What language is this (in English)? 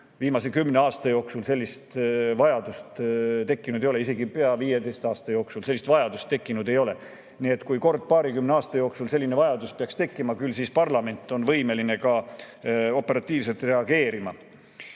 Estonian